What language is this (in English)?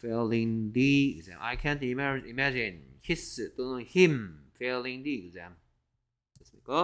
Korean